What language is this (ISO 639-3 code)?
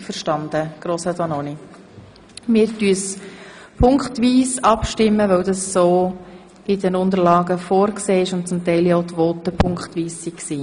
gsw